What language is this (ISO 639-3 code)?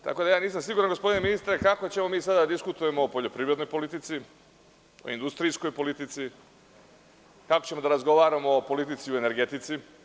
srp